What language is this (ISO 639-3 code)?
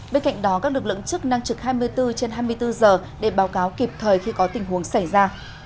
vie